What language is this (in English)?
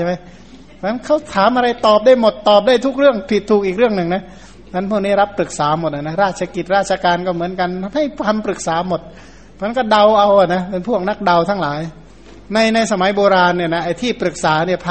Thai